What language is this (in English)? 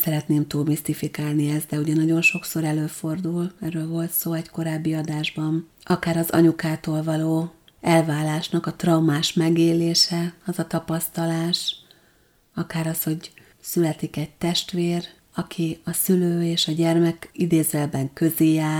Hungarian